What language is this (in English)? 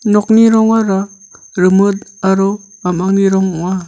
Garo